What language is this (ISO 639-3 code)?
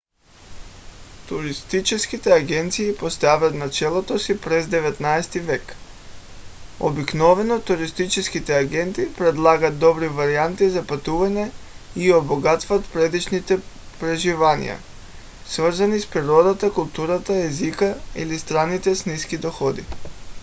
bul